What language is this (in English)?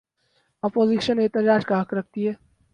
Urdu